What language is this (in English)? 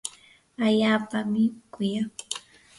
Yanahuanca Pasco Quechua